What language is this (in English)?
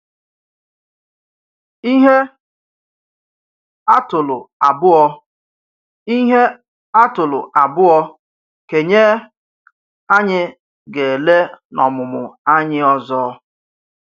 Igbo